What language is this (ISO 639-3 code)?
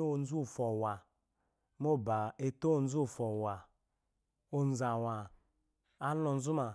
afo